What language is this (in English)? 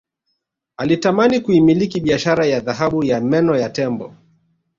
Swahili